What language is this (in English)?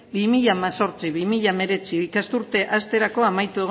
Basque